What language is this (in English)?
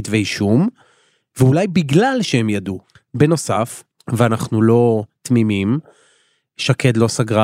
Hebrew